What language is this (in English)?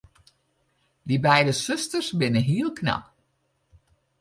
Western Frisian